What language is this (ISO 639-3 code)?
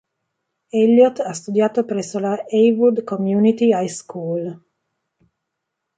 ita